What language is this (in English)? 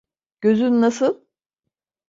Turkish